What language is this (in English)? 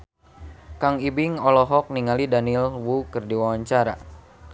Sundanese